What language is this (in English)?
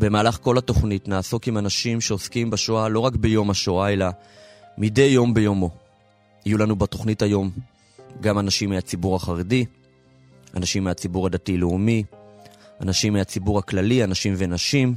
Hebrew